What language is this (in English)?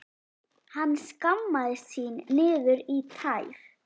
Icelandic